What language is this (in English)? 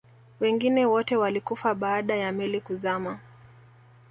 Swahili